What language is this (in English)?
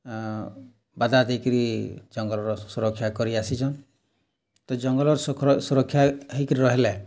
Odia